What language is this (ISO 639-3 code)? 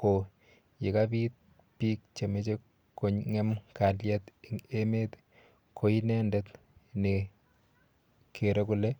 kln